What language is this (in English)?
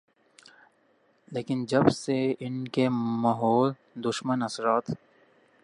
Urdu